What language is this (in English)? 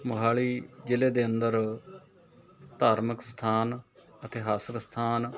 Punjabi